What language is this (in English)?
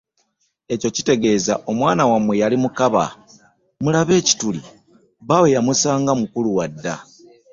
Ganda